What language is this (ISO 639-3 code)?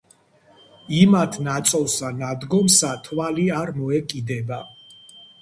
kat